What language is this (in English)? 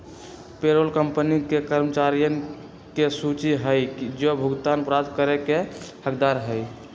Magahi